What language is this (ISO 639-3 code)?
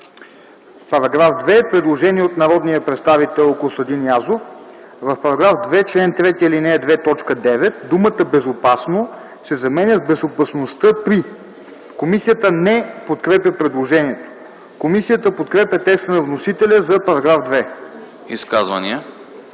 bul